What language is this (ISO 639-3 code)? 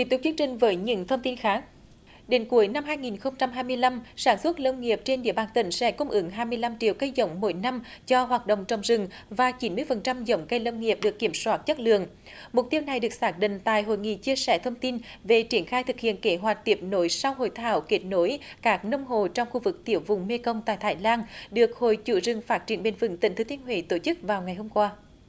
vie